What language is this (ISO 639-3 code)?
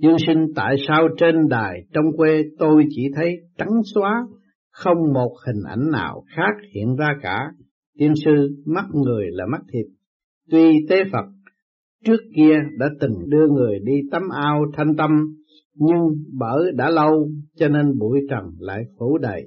vie